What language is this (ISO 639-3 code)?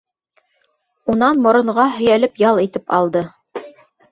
bak